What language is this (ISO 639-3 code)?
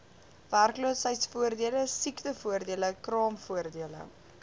afr